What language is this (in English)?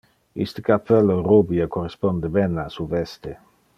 Interlingua